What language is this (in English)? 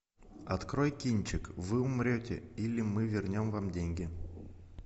Russian